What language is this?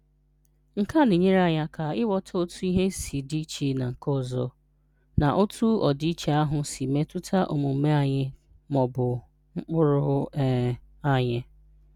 Igbo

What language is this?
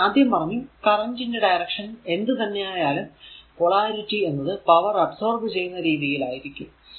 Malayalam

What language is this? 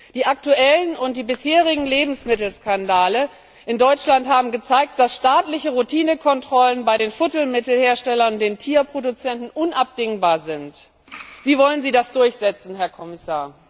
German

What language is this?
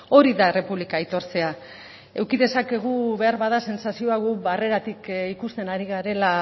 Basque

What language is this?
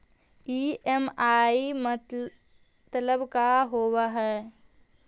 Magahi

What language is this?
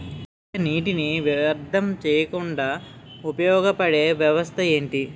Telugu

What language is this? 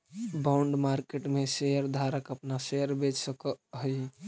Magahi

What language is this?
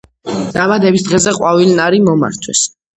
Georgian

